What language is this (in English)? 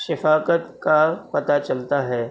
Urdu